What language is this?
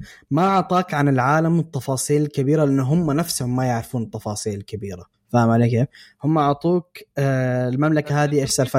Arabic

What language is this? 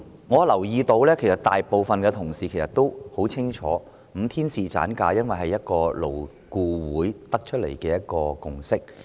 Cantonese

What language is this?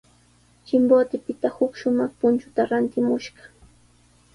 Sihuas Ancash Quechua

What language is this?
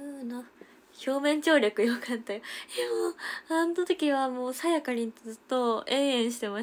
Japanese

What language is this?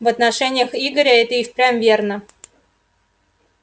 Russian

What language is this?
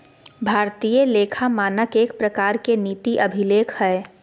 Magahi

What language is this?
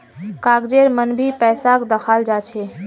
Magahi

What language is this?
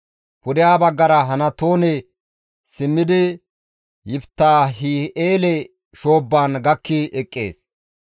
Gamo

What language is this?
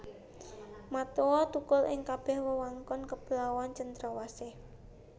Javanese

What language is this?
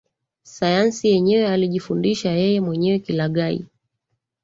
Swahili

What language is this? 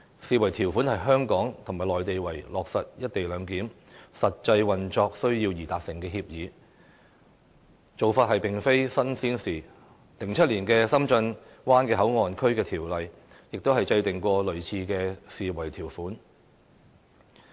Cantonese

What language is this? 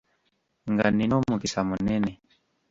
Ganda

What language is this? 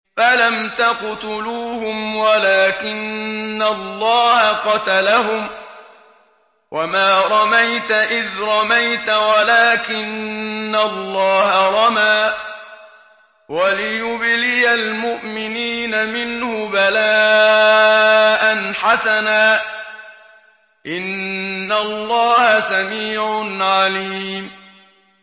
Arabic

